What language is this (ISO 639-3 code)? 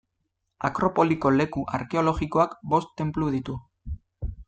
eus